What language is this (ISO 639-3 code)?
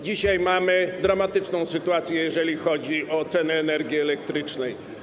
pol